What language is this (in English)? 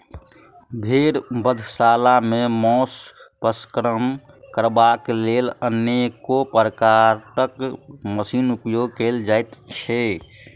Maithili